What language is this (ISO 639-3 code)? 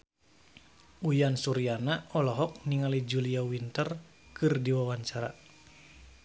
sun